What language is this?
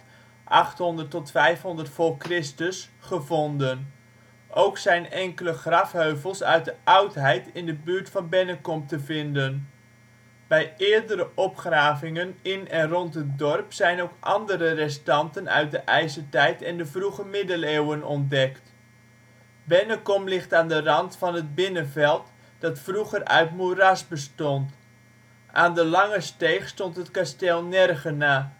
Dutch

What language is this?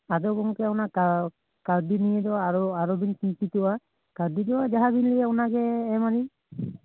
Santali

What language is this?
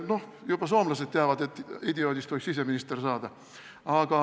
Estonian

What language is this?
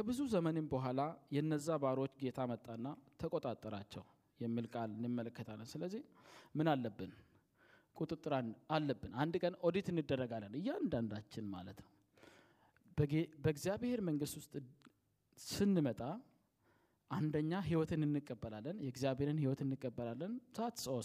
Amharic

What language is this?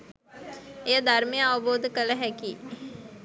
Sinhala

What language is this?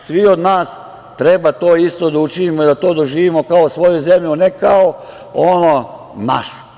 Serbian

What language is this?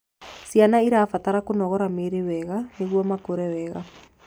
Kikuyu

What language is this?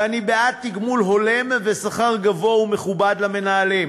Hebrew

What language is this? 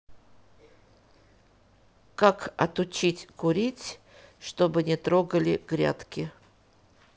Russian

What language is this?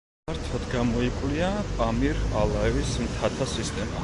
Georgian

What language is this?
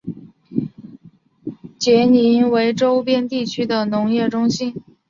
Chinese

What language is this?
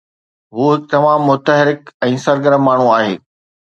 Sindhi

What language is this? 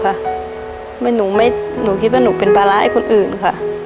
Thai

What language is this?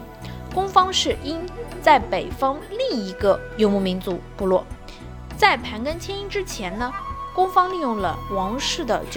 Chinese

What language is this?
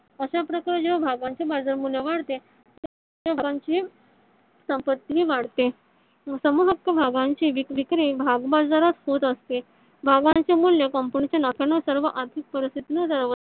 Marathi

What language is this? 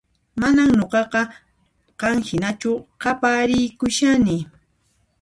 Puno Quechua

